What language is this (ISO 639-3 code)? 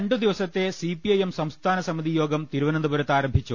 mal